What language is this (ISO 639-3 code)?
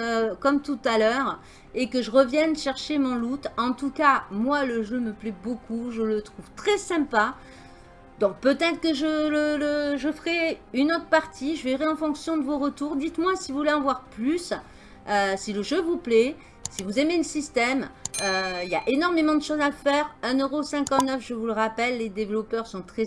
fra